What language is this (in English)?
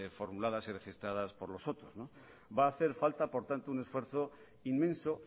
Spanish